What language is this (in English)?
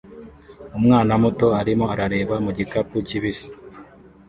Kinyarwanda